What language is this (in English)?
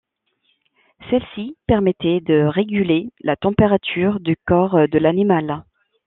French